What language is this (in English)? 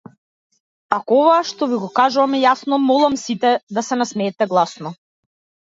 Macedonian